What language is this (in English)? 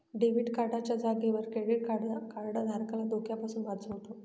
Marathi